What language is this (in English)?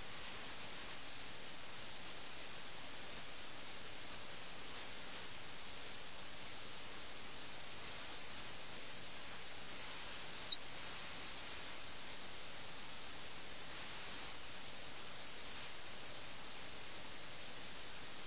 Malayalam